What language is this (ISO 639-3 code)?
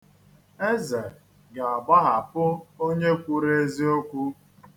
ibo